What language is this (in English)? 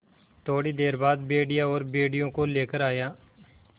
Hindi